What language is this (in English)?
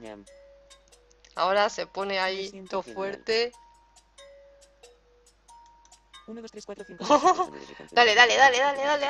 Spanish